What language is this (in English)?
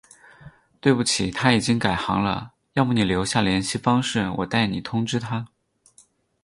Chinese